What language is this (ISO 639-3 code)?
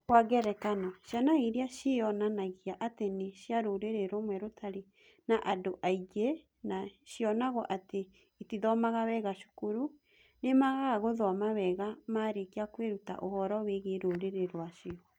kik